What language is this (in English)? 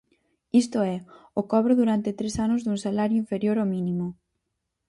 Galician